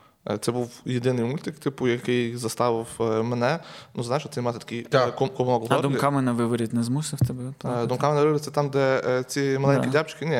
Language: Ukrainian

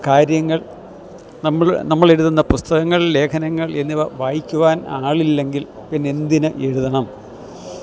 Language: Malayalam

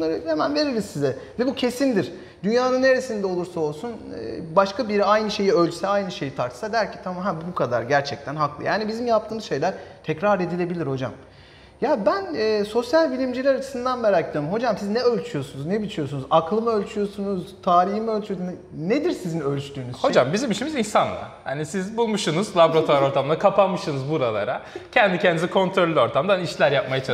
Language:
Turkish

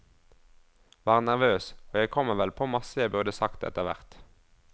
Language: Norwegian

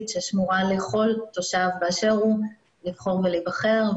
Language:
Hebrew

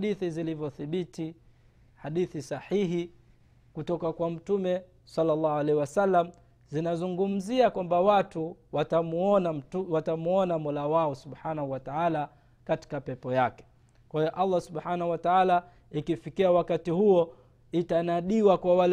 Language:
Swahili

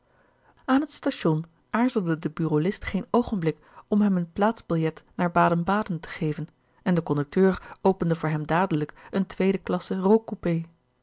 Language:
Dutch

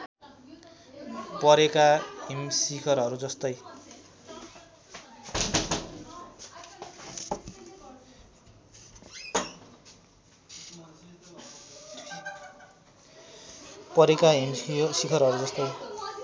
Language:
Nepali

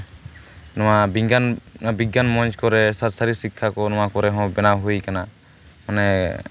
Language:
Santali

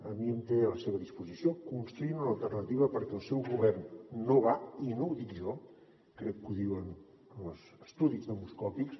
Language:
Catalan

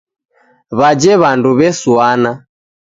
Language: Taita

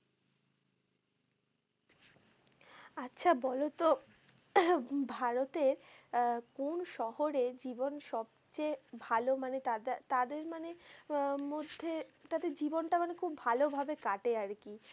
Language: Bangla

